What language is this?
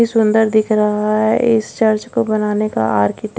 Hindi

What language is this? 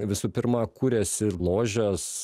Lithuanian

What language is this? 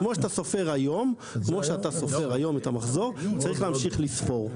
Hebrew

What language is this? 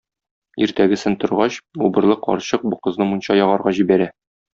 Tatar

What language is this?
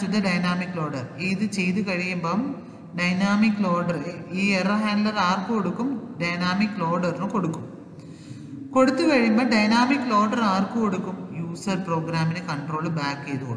Hindi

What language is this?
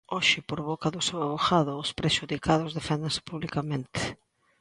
Galician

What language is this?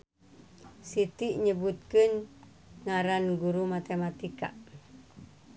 Sundanese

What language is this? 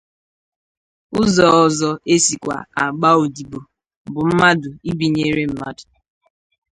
Igbo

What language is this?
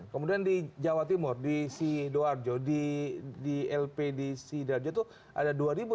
Indonesian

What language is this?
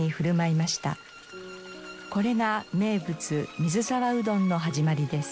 Japanese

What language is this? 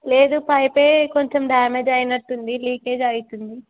Telugu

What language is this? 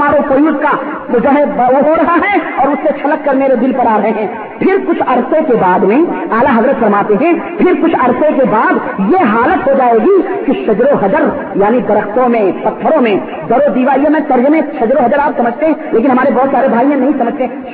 Urdu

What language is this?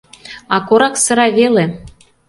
Mari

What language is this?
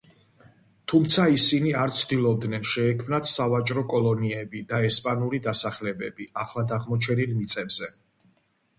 Georgian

